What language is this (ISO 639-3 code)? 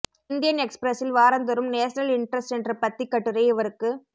tam